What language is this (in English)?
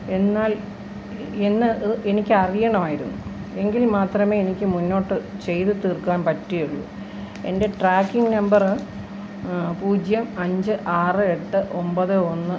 Malayalam